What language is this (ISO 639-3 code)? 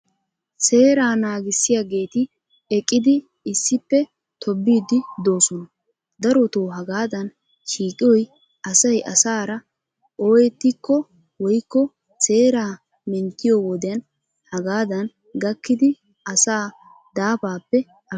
wal